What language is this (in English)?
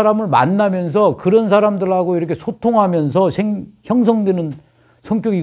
Korean